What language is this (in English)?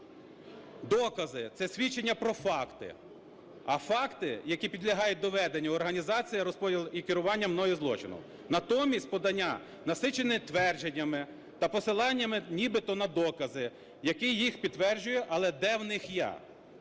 Ukrainian